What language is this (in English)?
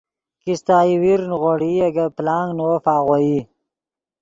Yidgha